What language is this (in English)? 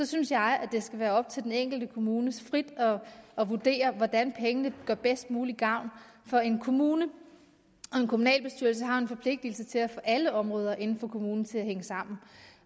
Danish